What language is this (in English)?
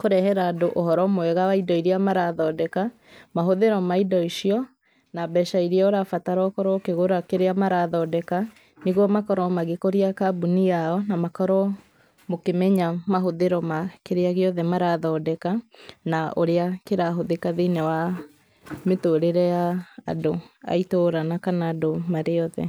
Kikuyu